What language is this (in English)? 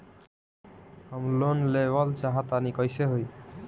Bhojpuri